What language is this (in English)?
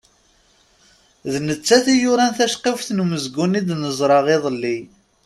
Kabyle